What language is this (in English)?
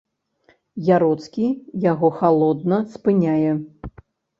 Belarusian